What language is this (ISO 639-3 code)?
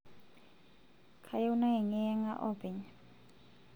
mas